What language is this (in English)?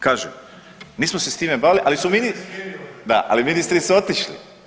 Croatian